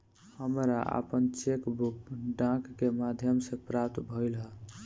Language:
Bhojpuri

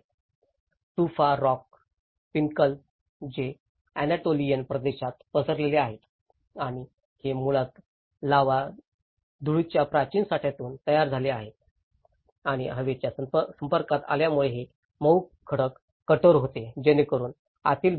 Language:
Marathi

